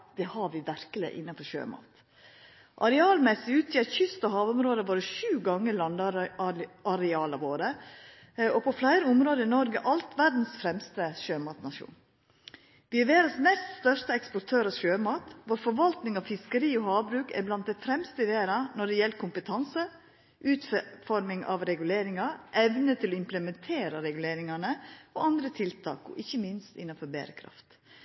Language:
Norwegian Nynorsk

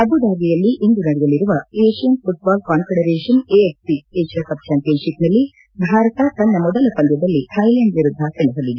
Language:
Kannada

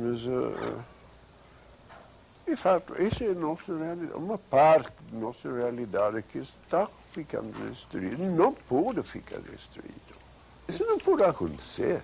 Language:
Portuguese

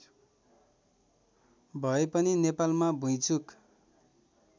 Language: Nepali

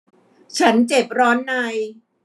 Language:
Thai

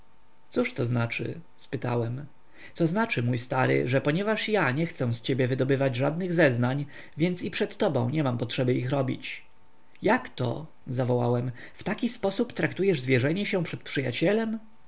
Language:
Polish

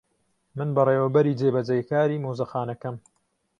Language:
Central Kurdish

